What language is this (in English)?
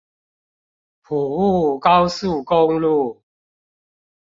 Chinese